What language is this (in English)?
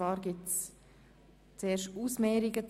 Swiss German